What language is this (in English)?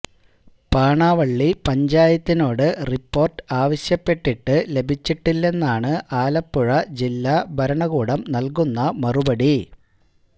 Malayalam